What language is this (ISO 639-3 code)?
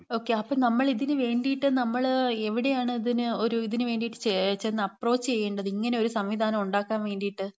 mal